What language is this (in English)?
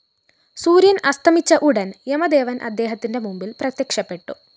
Malayalam